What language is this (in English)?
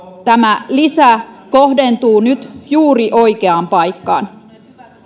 Finnish